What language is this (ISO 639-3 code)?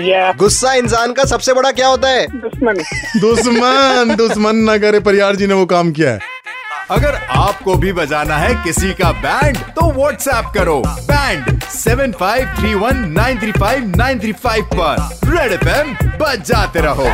hin